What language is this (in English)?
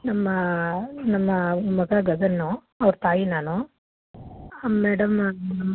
Kannada